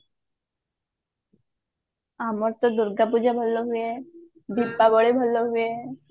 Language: Odia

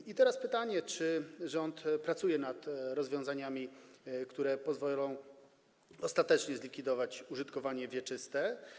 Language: Polish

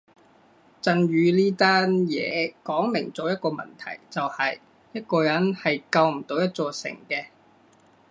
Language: Cantonese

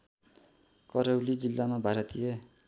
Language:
Nepali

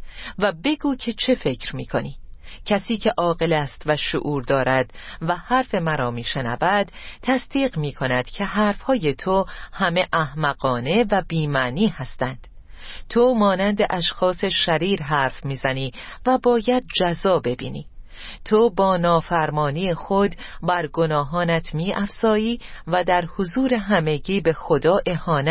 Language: Persian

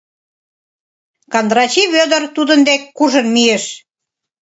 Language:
Mari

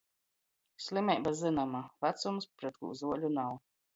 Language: Latgalian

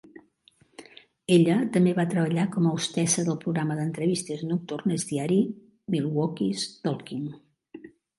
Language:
Catalan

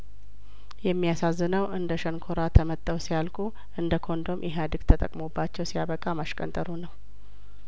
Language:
Amharic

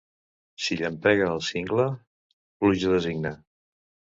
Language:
Catalan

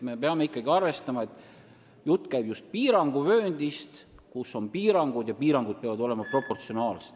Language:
Estonian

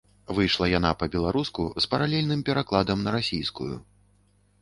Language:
Belarusian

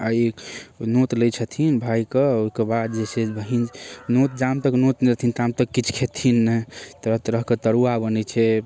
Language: Maithili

